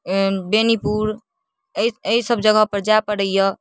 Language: Maithili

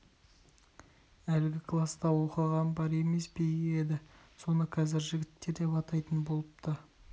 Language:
Kazakh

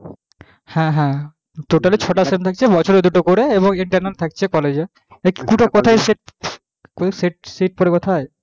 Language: Bangla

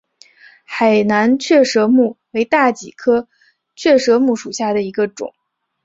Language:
Chinese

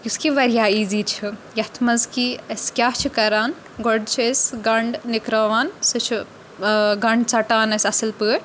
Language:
Kashmiri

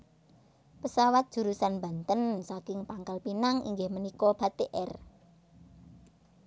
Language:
Javanese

